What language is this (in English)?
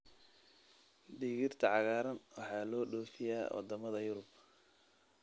Somali